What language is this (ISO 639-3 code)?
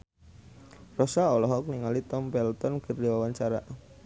sun